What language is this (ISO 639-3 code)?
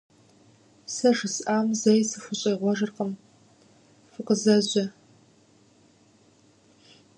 kbd